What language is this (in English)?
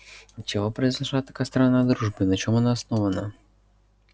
Russian